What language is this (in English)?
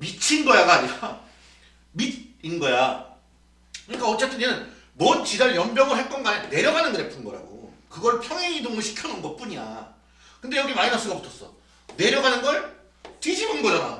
Korean